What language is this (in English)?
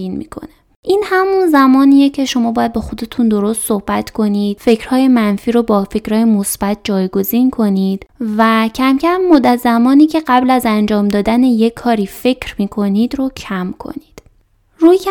Persian